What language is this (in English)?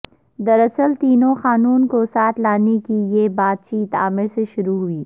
Urdu